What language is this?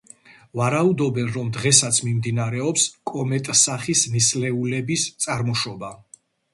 Georgian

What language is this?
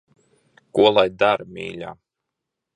Latvian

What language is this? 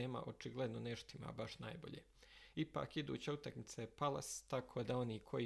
Croatian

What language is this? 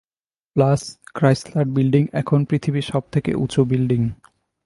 Bangla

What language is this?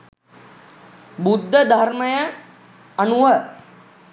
Sinhala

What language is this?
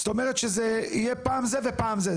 Hebrew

